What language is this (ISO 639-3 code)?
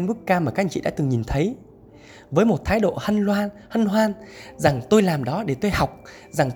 vie